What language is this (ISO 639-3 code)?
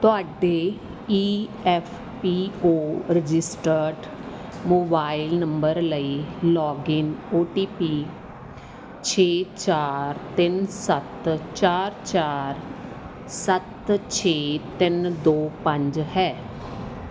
pan